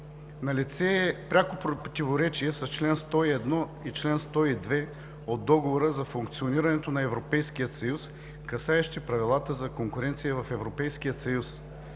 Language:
Bulgarian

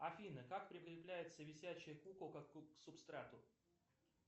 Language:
Russian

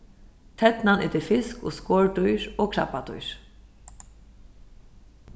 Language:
Faroese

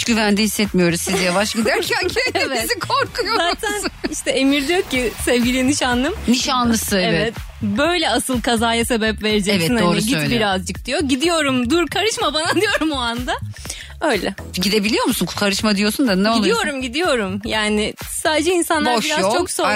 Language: Turkish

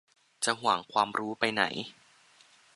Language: Thai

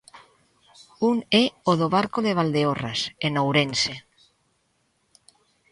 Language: Galician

